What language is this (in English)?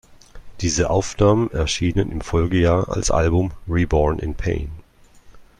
German